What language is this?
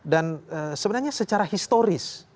Indonesian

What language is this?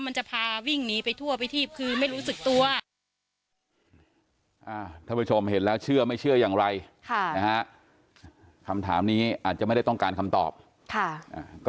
Thai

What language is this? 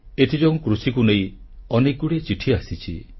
Odia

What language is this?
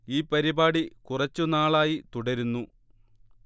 Malayalam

